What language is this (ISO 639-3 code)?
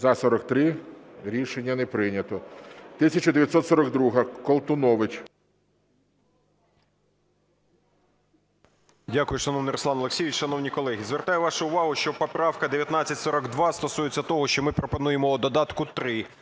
ukr